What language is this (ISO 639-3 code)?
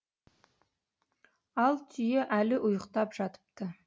kaz